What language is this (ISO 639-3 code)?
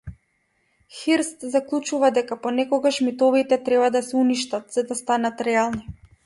mkd